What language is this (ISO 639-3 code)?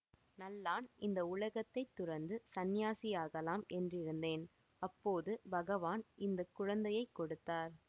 tam